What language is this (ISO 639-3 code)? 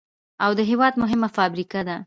pus